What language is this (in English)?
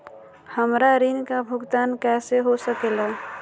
Magahi